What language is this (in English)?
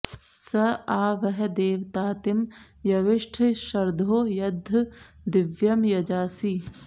Sanskrit